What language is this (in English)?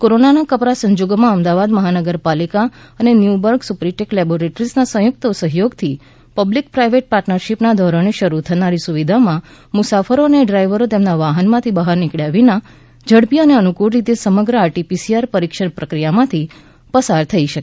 Gujarati